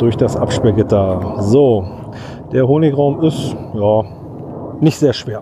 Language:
German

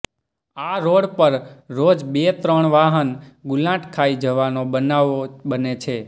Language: Gujarati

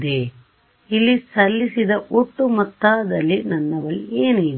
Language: Kannada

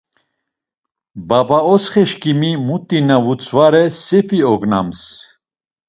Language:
Laz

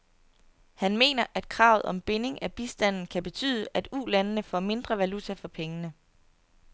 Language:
Danish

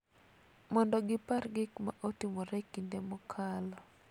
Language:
Luo (Kenya and Tanzania)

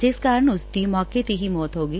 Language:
Punjabi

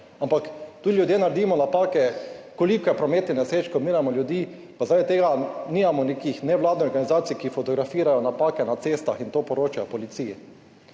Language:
Slovenian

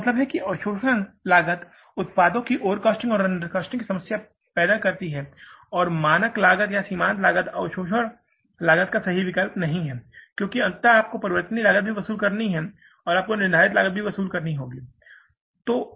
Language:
Hindi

